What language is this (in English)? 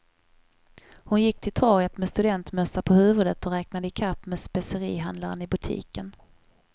Swedish